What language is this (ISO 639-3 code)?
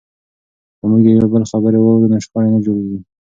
pus